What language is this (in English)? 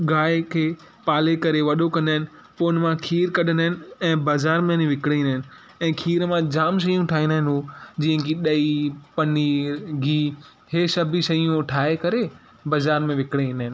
Sindhi